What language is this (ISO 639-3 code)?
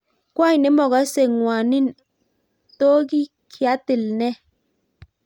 kln